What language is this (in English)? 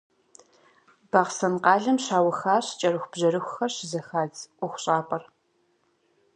Kabardian